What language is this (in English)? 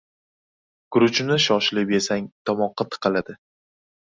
Uzbek